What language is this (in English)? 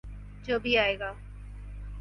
Urdu